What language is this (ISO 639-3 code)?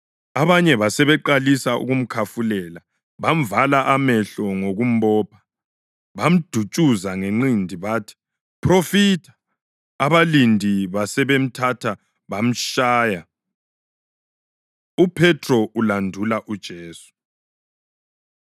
nde